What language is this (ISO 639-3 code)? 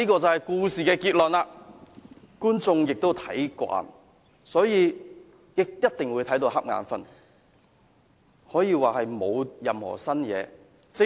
yue